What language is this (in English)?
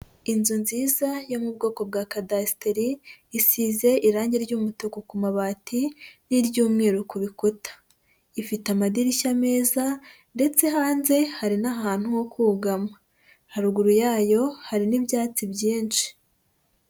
Kinyarwanda